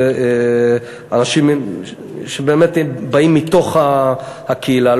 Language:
Hebrew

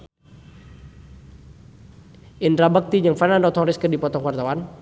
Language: Sundanese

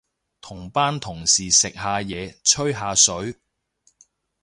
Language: Cantonese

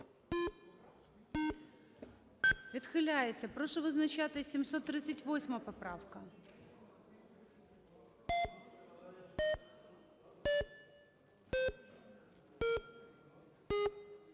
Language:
Ukrainian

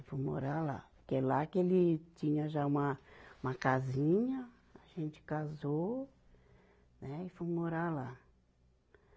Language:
Portuguese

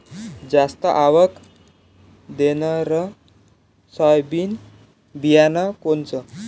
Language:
Marathi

